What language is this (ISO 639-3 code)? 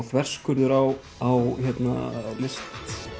isl